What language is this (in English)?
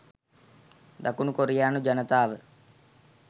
Sinhala